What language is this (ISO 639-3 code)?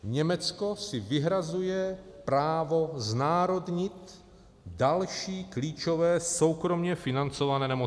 ces